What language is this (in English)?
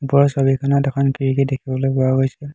Assamese